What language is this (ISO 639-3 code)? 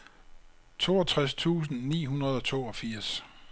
dan